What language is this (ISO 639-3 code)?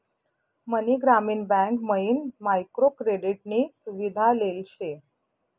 mar